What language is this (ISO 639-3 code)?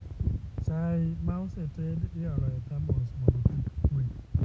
luo